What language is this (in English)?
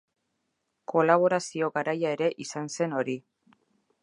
Basque